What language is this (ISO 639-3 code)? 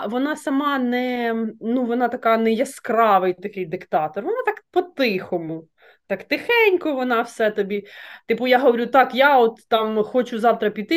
ukr